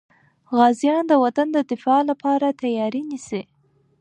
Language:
Pashto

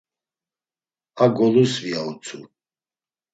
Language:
Laz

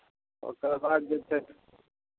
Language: Maithili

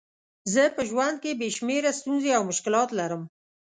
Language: Pashto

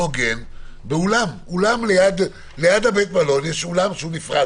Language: Hebrew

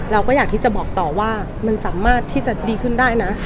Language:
Thai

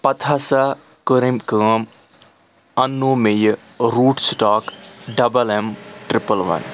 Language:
Kashmiri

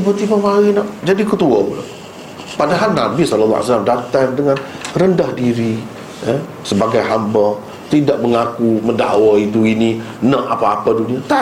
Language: Malay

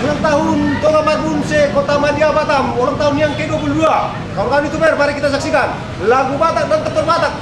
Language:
Indonesian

